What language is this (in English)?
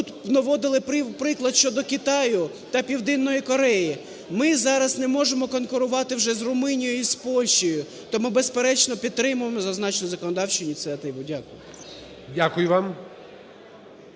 Ukrainian